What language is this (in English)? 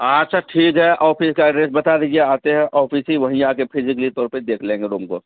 Urdu